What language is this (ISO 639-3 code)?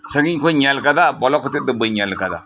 sat